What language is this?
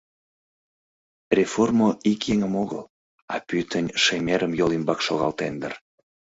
Mari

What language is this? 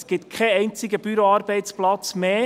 Swiss German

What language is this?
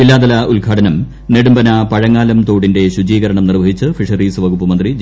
Malayalam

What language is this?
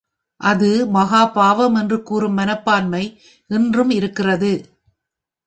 Tamil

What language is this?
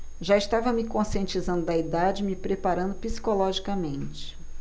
Portuguese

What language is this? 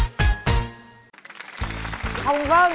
Vietnamese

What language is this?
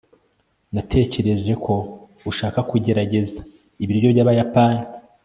Kinyarwanda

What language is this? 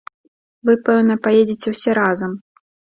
Belarusian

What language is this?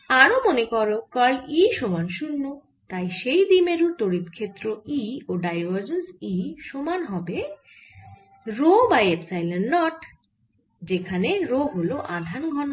Bangla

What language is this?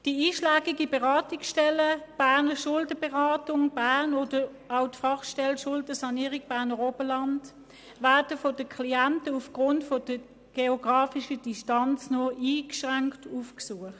Swiss German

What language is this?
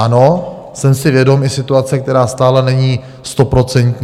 Czech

